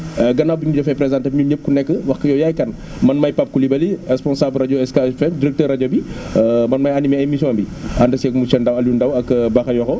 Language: Wolof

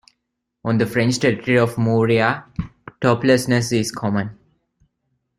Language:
English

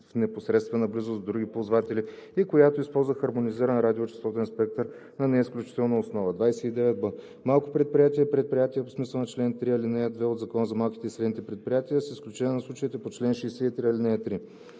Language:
Bulgarian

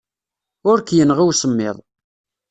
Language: Kabyle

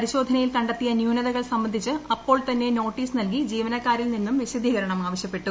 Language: Malayalam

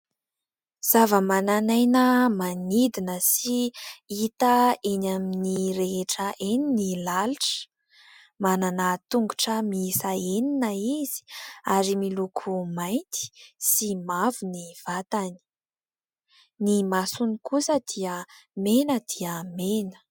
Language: Malagasy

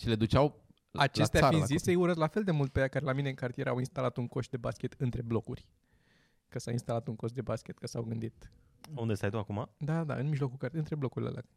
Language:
Romanian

